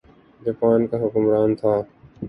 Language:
Urdu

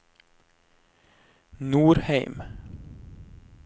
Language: Norwegian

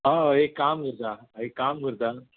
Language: Konkani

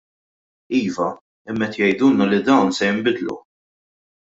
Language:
Maltese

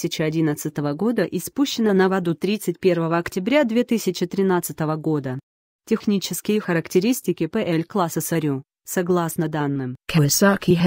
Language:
Russian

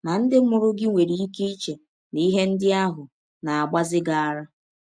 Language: Igbo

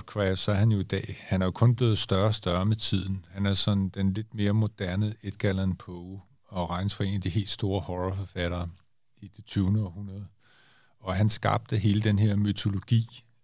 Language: Danish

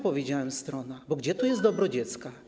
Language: Polish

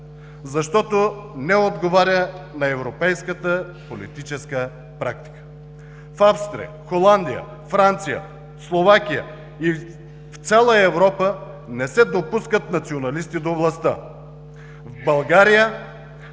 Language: Bulgarian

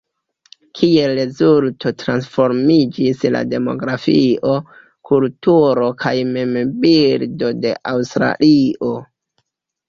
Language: Esperanto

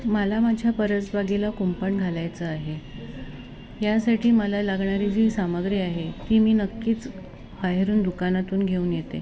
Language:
Marathi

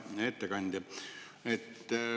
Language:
Estonian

